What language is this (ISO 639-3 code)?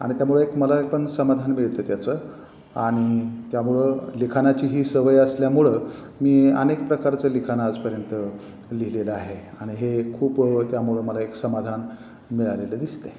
mar